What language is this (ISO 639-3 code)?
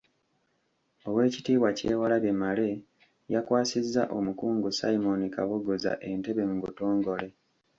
lug